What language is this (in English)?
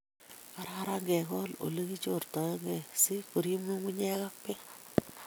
Kalenjin